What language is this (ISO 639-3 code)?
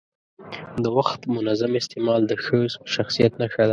pus